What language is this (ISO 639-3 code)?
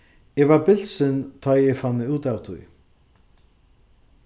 fao